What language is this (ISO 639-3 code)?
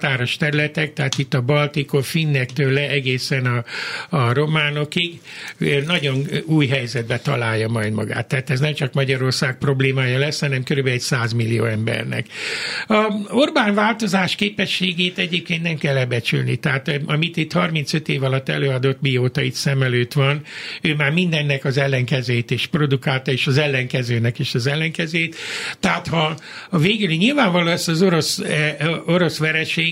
hun